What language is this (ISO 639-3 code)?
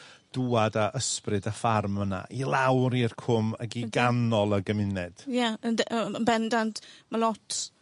cym